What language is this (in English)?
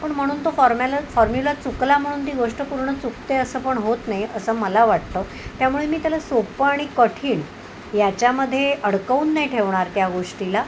Marathi